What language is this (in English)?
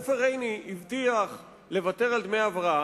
Hebrew